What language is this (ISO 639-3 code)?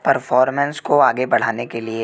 hin